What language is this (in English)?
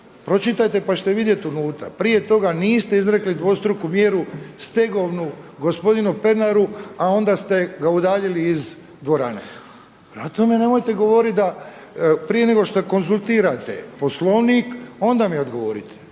Croatian